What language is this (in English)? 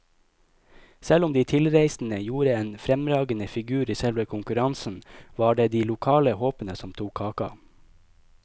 Norwegian